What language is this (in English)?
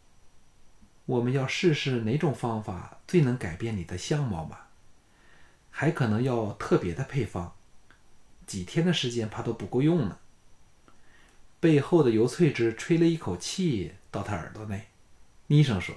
Chinese